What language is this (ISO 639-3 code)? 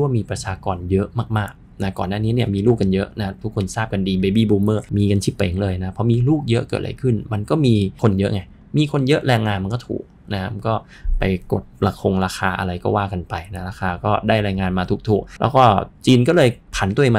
tha